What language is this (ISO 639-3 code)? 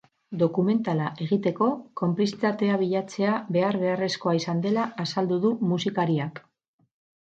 eus